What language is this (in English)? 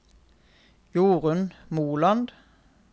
Norwegian